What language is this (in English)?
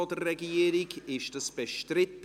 Swiss German